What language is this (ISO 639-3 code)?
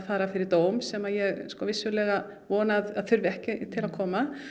isl